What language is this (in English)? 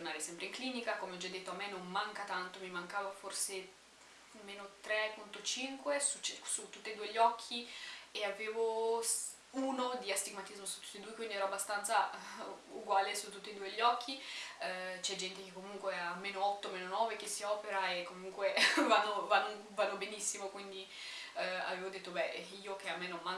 Italian